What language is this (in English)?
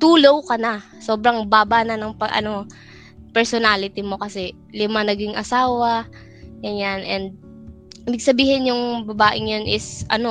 Filipino